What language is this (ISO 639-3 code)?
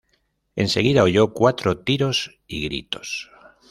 spa